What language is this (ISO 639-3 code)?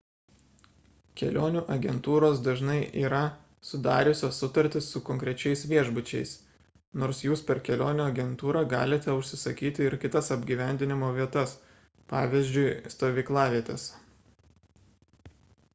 lit